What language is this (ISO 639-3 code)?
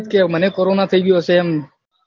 guj